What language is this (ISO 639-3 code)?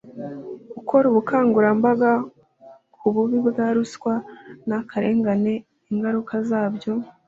kin